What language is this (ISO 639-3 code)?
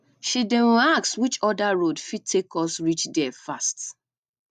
pcm